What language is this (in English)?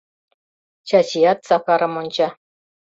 Mari